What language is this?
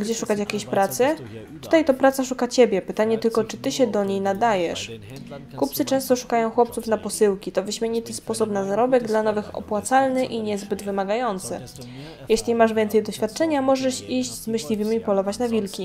Polish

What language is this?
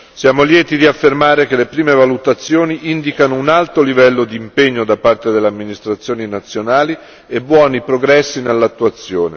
Italian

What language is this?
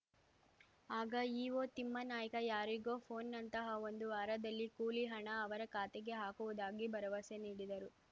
Kannada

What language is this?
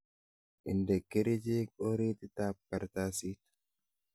Kalenjin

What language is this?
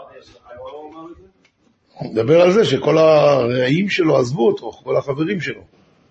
Hebrew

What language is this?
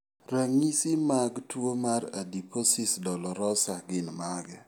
Luo (Kenya and Tanzania)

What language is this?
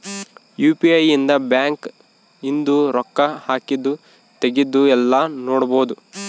Kannada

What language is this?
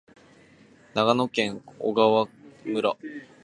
Japanese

